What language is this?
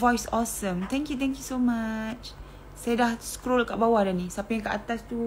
Malay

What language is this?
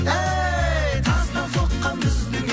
Kazakh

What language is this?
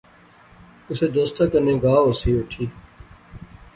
Pahari-Potwari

